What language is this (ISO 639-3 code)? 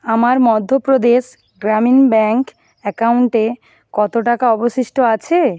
ben